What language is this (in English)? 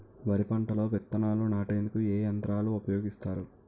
Telugu